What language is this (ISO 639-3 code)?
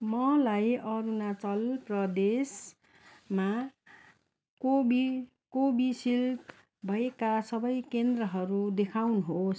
nep